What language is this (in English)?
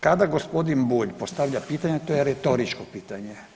Croatian